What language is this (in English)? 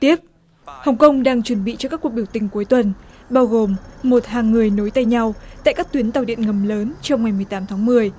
Vietnamese